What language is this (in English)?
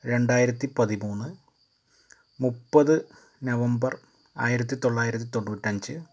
Malayalam